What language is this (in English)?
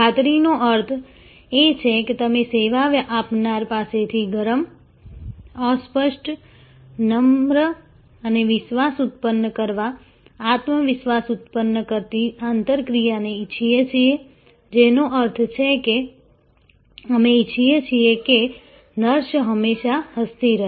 Gujarati